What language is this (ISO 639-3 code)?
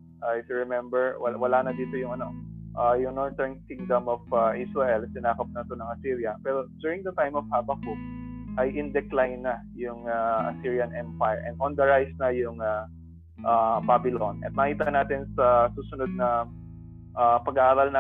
fil